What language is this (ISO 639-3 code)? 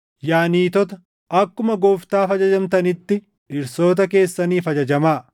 orm